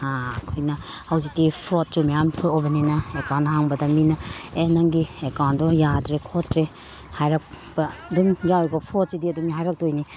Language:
Manipuri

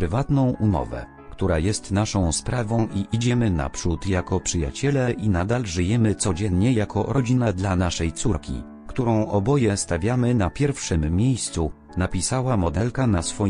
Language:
Polish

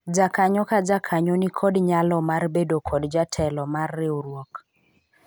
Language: Luo (Kenya and Tanzania)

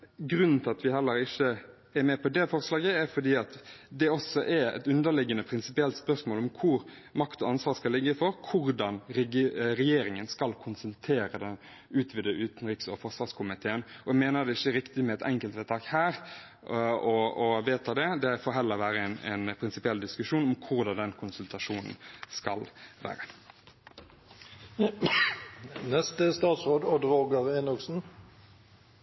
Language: Norwegian Bokmål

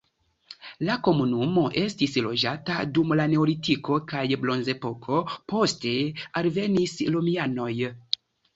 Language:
Esperanto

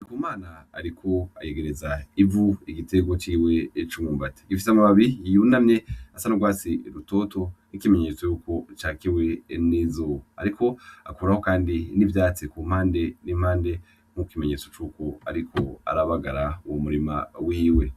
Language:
Rundi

